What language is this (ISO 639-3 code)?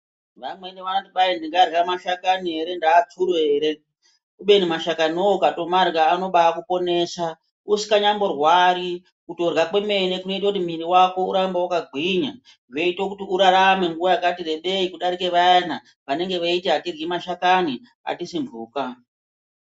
ndc